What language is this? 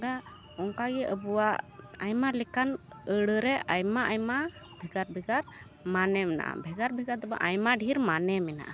Santali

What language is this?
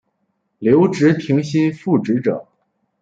Chinese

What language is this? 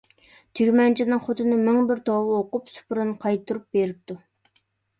Uyghur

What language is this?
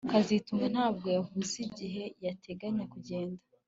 Kinyarwanda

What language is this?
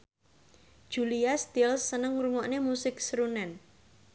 Javanese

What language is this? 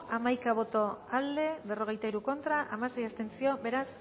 Basque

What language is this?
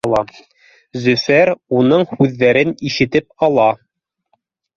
Bashkir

